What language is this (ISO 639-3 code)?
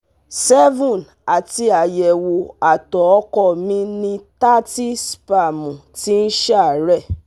yor